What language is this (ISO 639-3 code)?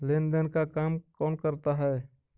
mag